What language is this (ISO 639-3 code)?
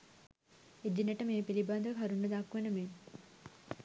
sin